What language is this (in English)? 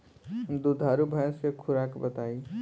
Bhojpuri